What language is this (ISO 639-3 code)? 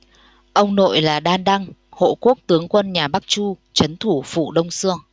vie